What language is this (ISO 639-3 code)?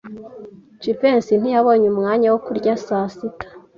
kin